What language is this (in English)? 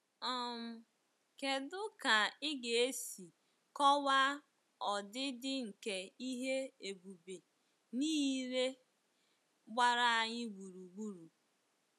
Igbo